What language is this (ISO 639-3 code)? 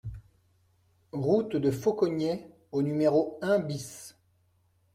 fra